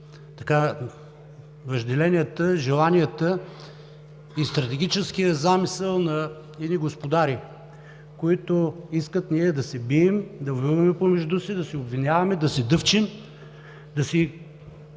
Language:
Bulgarian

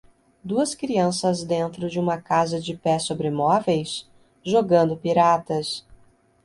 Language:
Portuguese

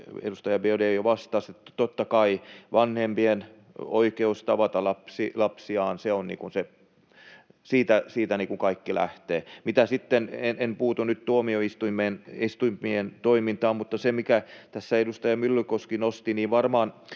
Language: Finnish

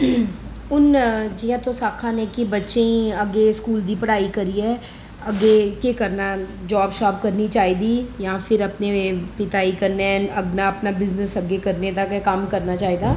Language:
Dogri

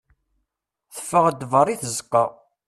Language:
Kabyle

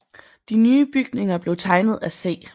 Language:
Danish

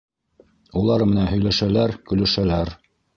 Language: Bashkir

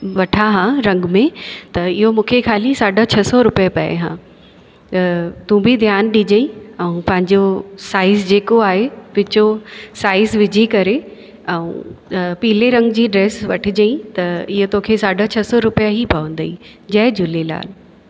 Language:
Sindhi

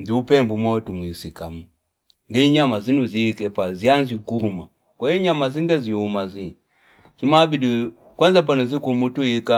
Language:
Fipa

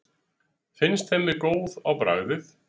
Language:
Icelandic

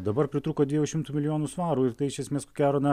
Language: Lithuanian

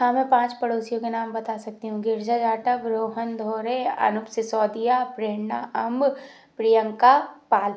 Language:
Hindi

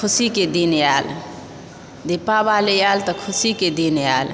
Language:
Maithili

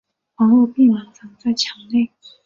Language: Chinese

